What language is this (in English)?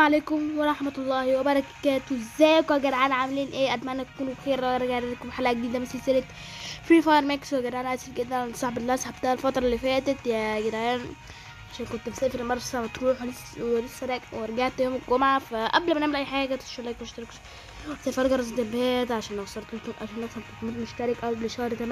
Arabic